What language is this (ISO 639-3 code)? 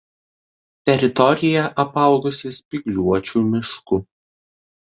lit